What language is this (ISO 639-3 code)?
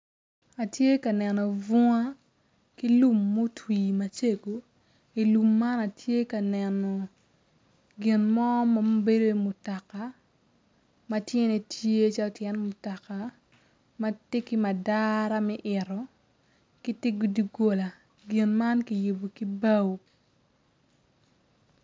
ach